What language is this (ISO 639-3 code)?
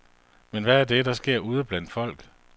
dan